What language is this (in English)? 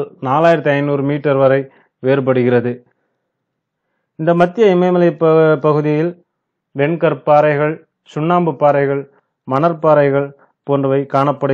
Hindi